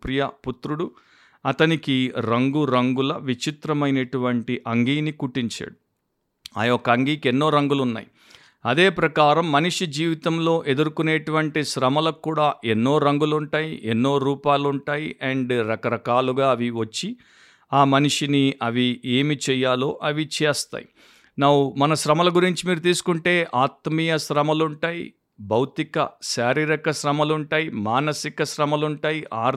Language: Telugu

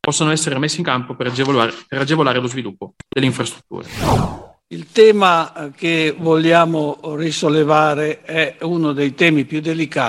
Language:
Italian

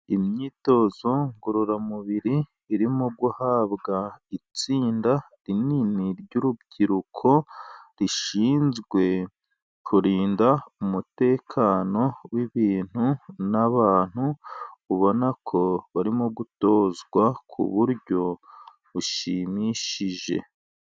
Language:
Kinyarwanda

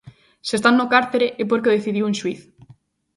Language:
Galician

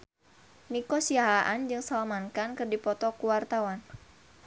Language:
Sundanese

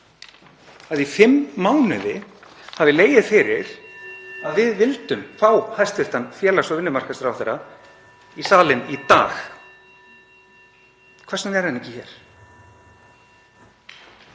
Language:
Icelandic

